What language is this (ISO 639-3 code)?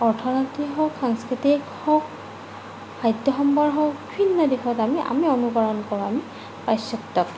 asm